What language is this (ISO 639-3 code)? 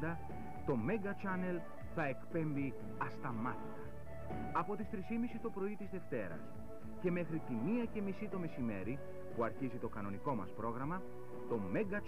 ell